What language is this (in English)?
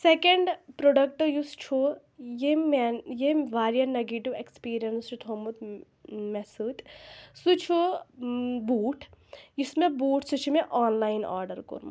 Kashmiri